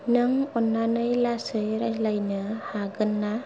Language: Bodo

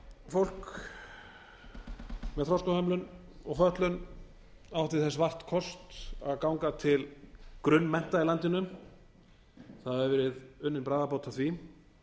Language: Icelandic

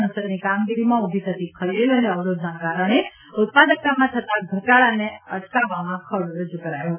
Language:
Gujarati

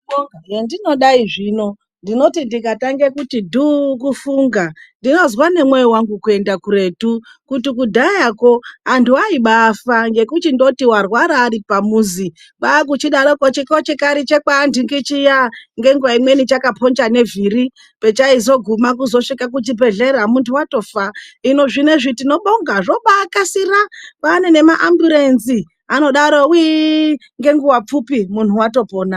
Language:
Ndau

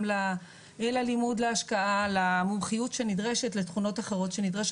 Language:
Hebrew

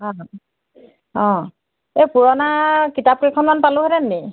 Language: Assamese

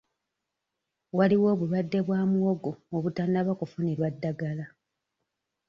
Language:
Ganda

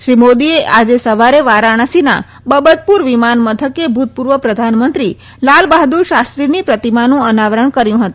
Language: Gujarati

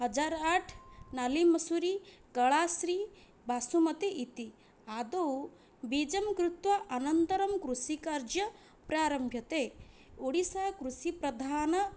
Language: Sanskrit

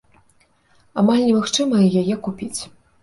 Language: Belarusian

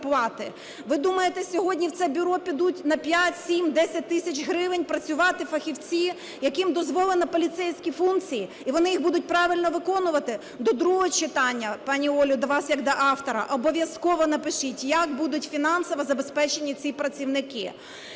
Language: Ukrainian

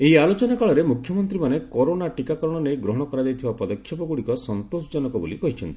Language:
Odia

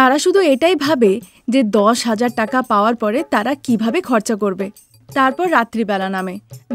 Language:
Bangla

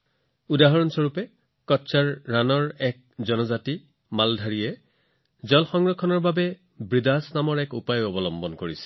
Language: Assamese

